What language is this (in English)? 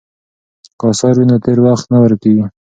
Pashto